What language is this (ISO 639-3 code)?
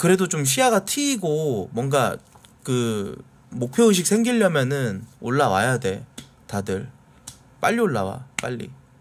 kor